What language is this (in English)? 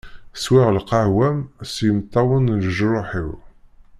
Kabyle